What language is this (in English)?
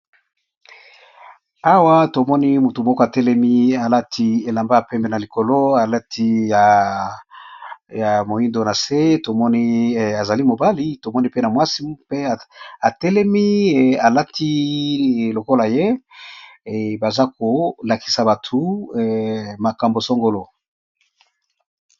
Lingala